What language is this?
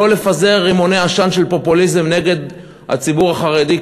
Hebrew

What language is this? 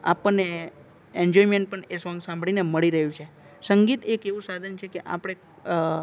Gujarati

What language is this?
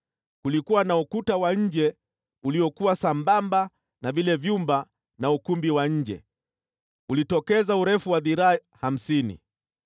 Swahili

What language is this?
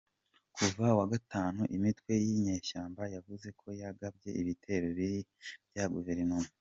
Kinyarwanda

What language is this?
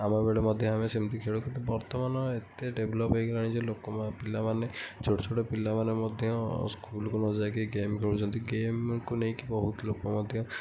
Odia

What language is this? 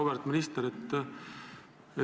Estonian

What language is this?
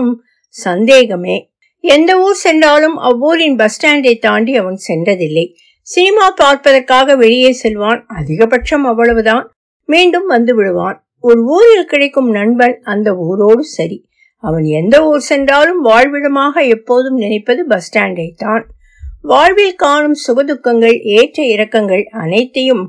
Tamil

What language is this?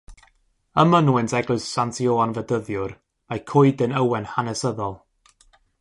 Welsh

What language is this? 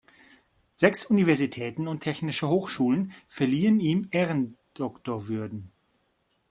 German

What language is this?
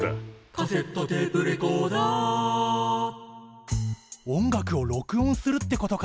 Japanese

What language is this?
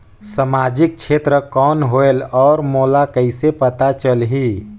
Chhattisgarhi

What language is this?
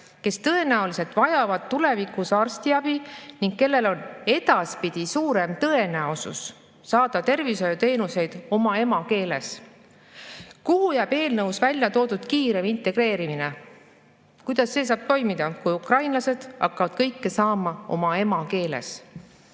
Estonian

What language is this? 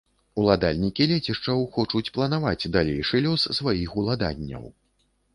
Belarusian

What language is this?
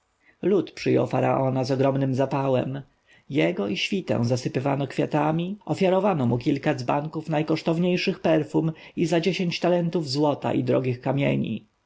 Polish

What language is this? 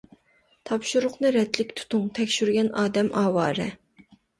Uyghur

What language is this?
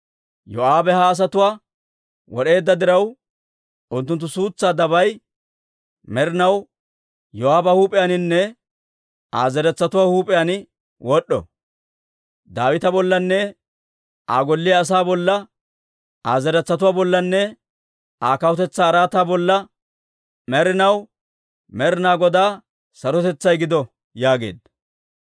Dawro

